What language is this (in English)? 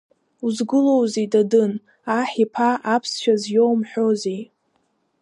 Abkhazian